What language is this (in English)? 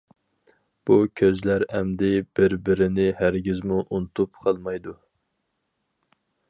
Uyghur